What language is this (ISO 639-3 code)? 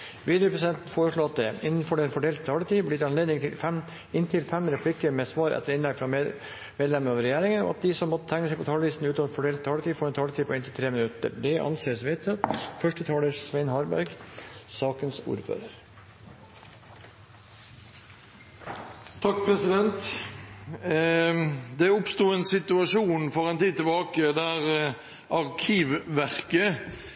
nob